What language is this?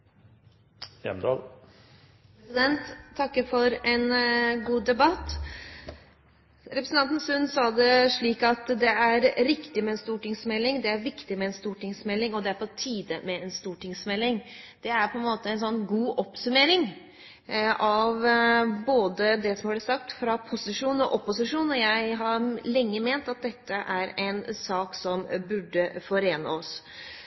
Norwegian Bokmål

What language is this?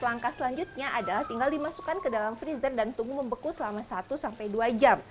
Indonesian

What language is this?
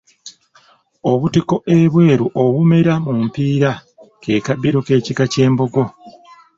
Ganda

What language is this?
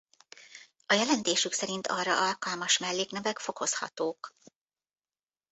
Hungarian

